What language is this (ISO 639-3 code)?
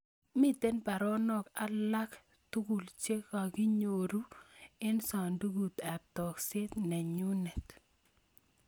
kln